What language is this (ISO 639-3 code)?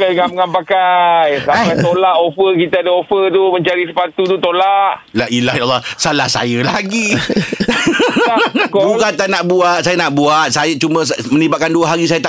msa